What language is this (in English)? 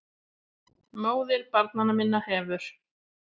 Icelandic